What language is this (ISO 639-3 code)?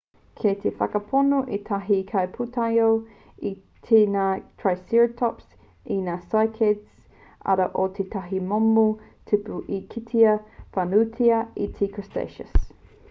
mri